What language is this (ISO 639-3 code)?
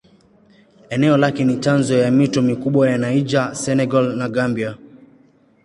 swa